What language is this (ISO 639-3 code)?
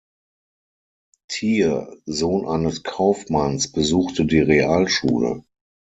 deu